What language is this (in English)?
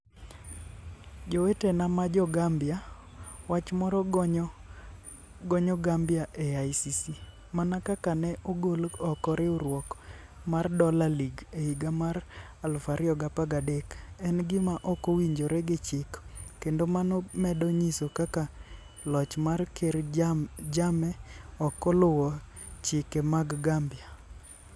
Luo (Kenya and Tanzania)